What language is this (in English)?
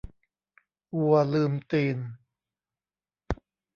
Thai